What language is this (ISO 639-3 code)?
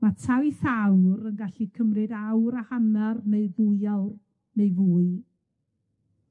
cym